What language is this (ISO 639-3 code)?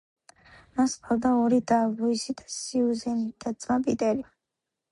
kat